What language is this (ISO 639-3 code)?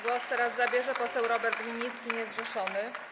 pol